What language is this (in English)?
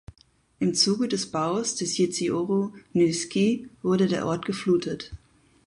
German